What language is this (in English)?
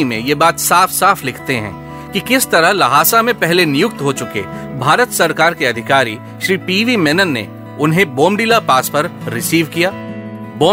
Hindi